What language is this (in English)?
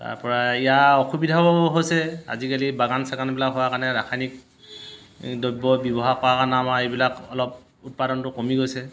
Assamese